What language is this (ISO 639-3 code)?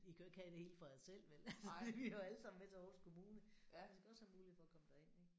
dan